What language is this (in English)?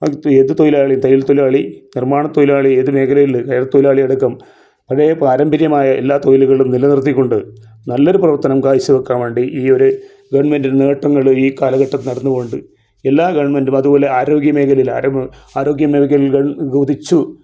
Malayalam